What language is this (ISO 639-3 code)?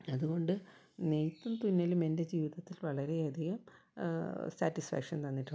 mal